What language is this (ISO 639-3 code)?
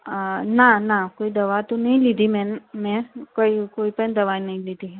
guj